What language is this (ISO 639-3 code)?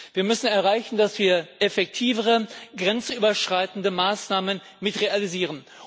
deu